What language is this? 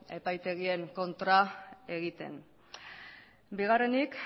Basque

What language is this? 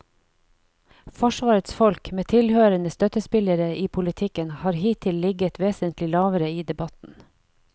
Norwegian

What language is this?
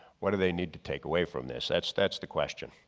English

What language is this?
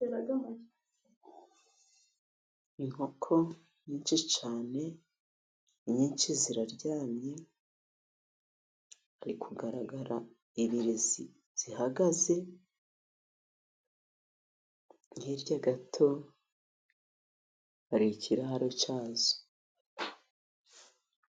Kinyarwanda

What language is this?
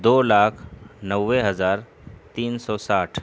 Urdu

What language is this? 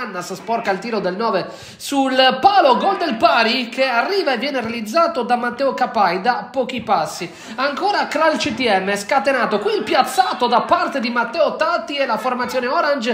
Italian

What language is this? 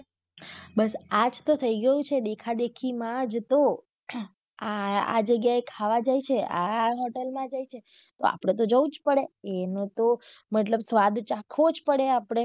Gujarati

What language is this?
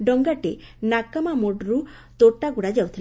Odia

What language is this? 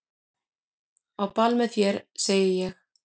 Icelandic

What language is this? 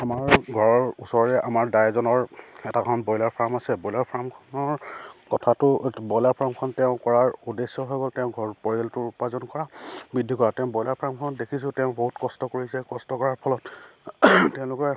Assamese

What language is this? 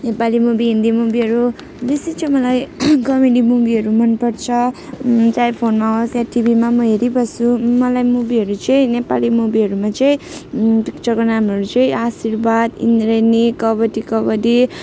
Nepali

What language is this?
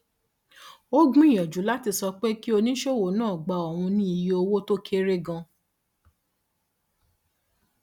Yoruba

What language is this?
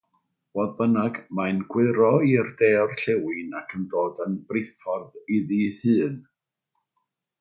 Welsh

